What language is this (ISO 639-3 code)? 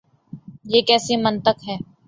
urd